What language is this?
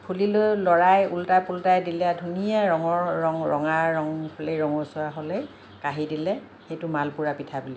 Assamese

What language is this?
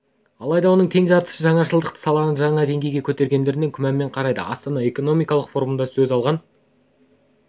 Kazakh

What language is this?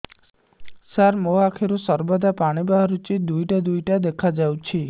Odia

